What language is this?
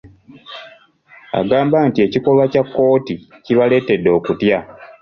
Ganda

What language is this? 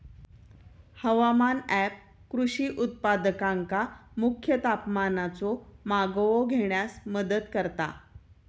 Marathi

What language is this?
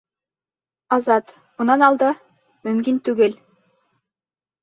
Bashkir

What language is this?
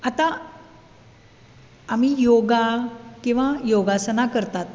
Konkani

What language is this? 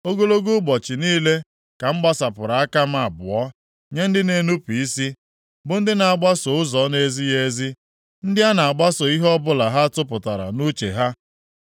Igbo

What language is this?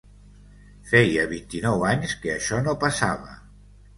Catalan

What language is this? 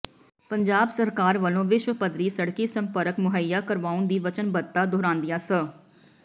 Punjabi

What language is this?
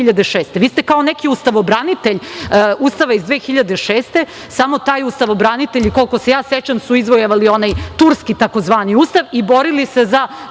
Serbian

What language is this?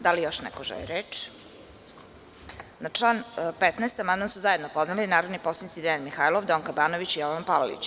Serbian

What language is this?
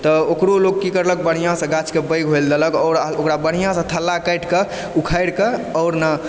Maithili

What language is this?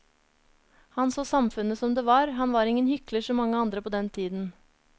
Norwegian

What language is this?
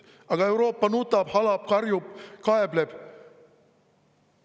Estonian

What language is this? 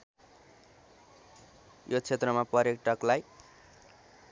Nepali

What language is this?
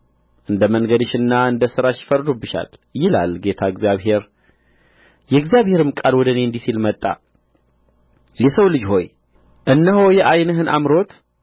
Amharic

